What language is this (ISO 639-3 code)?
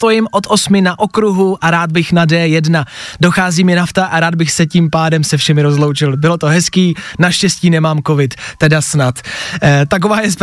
ces